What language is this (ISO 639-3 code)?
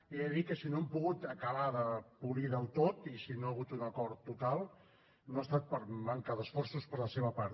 cat